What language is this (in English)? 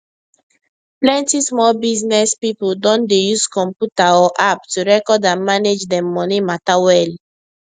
Nigerian Pidgin